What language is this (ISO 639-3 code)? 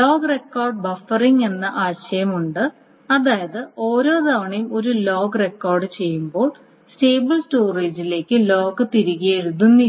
mal